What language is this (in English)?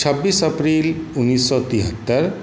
Maithili